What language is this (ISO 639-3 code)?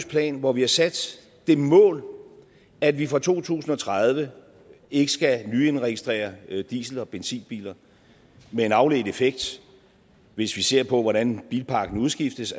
dan